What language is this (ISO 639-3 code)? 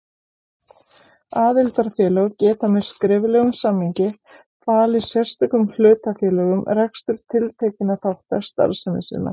isl